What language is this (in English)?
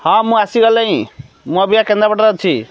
Odia